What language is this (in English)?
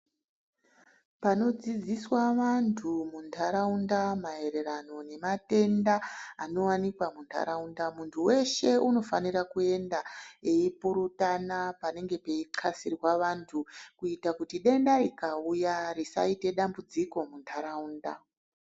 Ndau